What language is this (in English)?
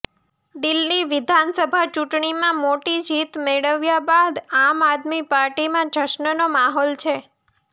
Gujarati